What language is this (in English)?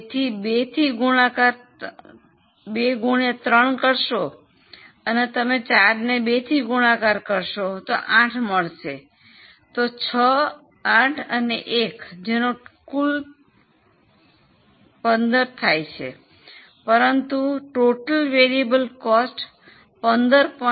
Gujarati